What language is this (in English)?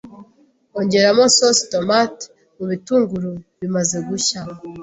Kinyarwanda